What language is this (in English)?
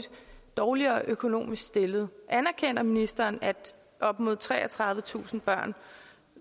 Danish